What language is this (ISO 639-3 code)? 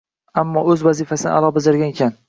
uzb